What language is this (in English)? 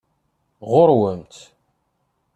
Kabyle